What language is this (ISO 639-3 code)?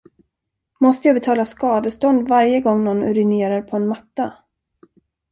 swe